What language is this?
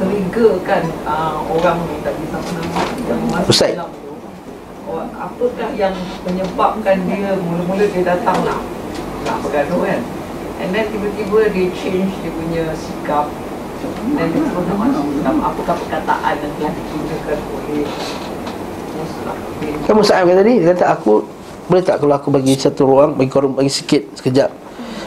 Malay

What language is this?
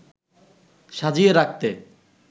Bangla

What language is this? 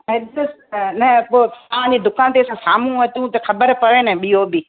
Sindhi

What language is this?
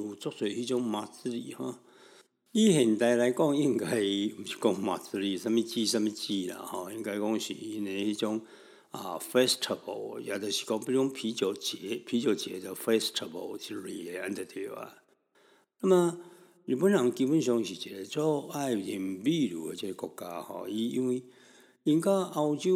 Chinese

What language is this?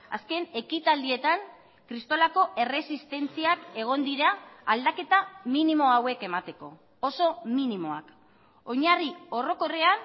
Basque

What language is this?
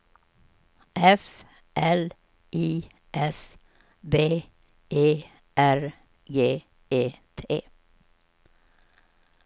Swedish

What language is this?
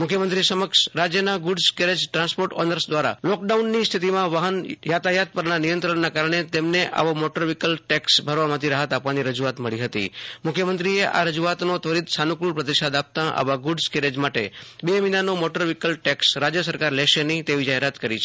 Gujarati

